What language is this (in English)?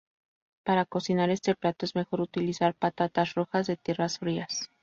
Spanish